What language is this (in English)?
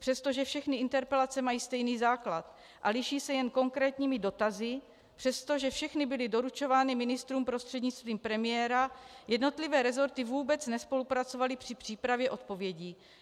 Czech